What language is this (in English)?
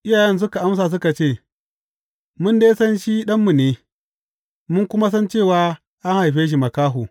Hausa